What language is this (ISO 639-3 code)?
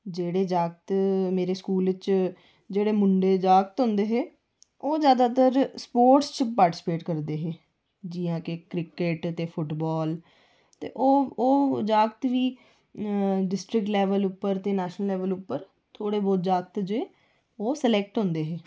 doi